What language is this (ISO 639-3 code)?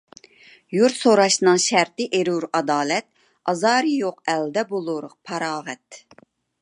uig